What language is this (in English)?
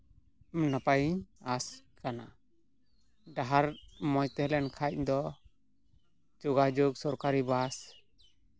Santali